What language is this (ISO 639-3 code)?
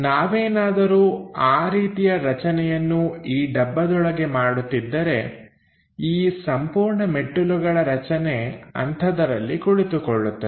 kan